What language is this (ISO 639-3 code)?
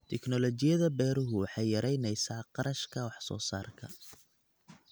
som